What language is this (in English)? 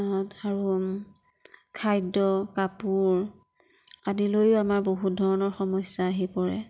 Assamese